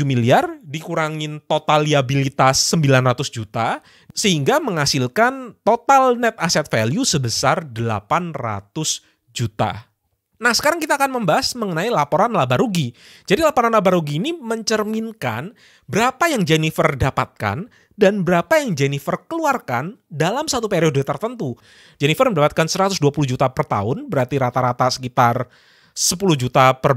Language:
Indonesian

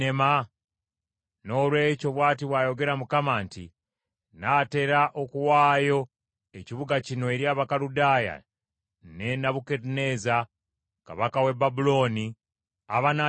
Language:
Ganda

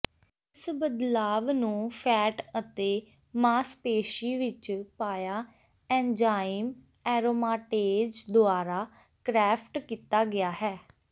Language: Punjabi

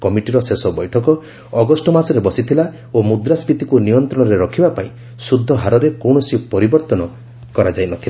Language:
Odia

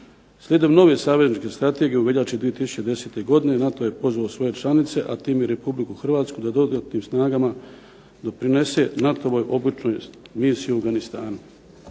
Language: Croatian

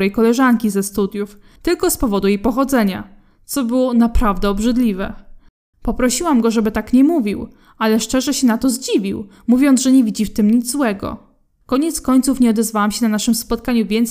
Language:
Polish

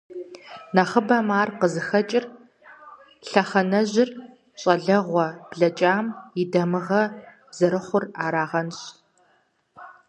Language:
Kabardian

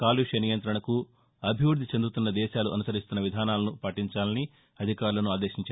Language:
Telugu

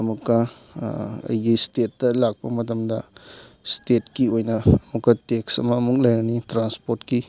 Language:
Manipuri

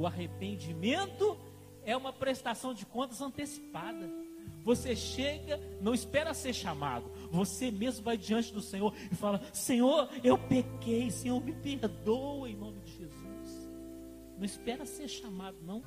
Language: Portuguese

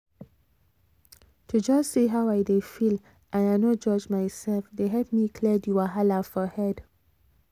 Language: Nigerian Pidgin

